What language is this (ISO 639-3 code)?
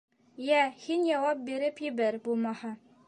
bak